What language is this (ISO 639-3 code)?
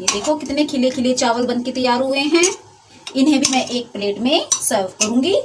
hin